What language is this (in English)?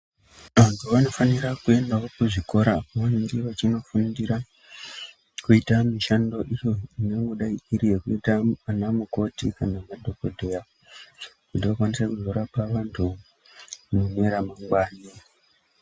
Ndau